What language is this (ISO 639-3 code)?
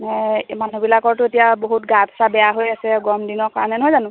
asm